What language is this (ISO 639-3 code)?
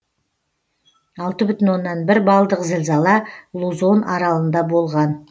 kaz